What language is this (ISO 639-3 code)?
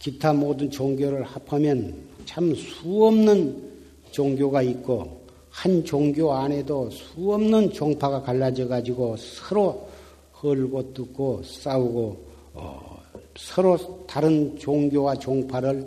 kor